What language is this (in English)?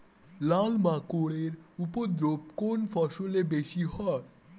Bangla